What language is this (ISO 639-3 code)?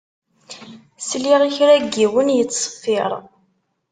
kab